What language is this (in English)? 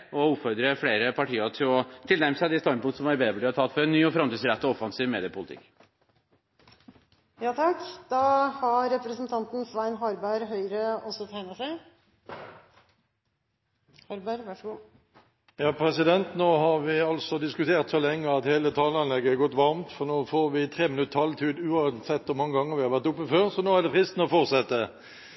Norwegian Bokmål